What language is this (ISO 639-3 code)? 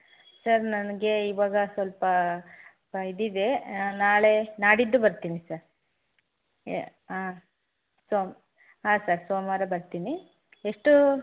kan